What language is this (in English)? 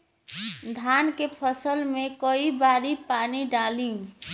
Bhojpuri